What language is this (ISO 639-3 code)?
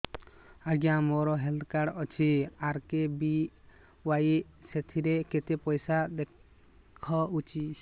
ori